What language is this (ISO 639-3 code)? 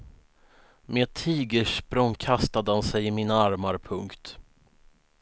swe